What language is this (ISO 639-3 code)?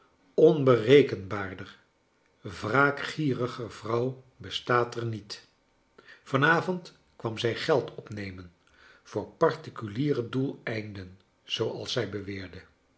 nld